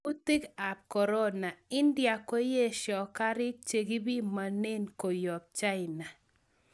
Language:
Kalenjin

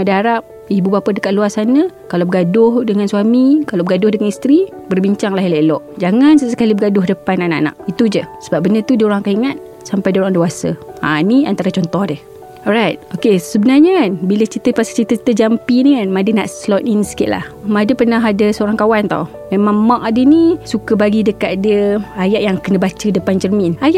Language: Malay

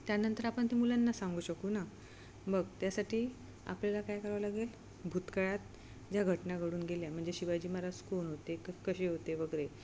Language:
Marathi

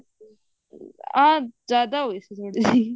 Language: Punjabi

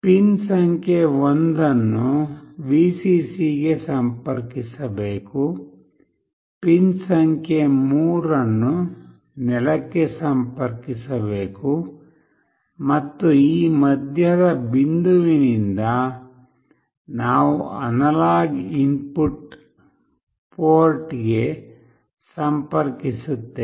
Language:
Kannada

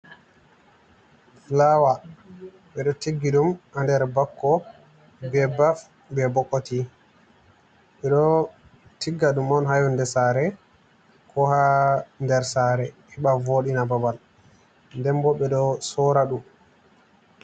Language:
Fula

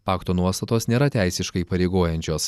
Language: Lithuanian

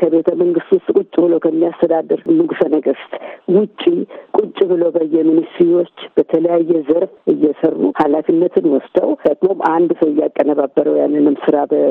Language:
Amharic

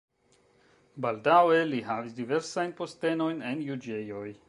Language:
Esperanto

